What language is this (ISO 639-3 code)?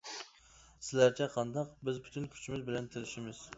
uig